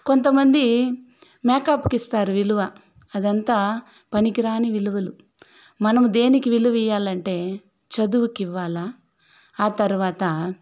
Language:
Telugu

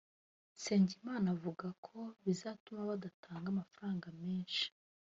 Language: Kinyarwanda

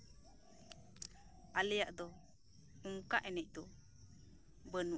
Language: Santali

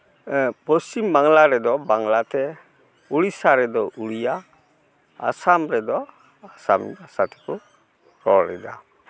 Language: Santali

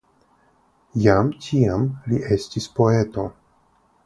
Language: Esperanto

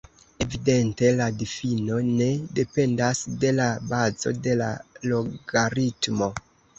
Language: Esperanto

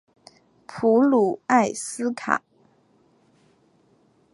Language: Chinese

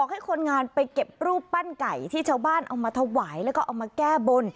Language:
Thai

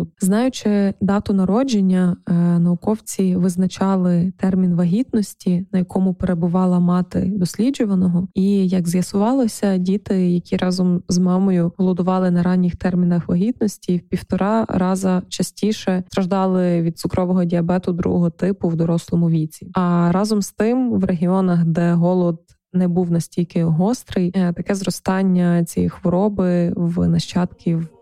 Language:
Ukrainian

